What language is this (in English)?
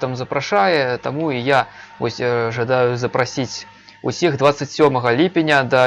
Russian